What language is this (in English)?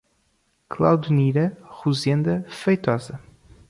Portuguese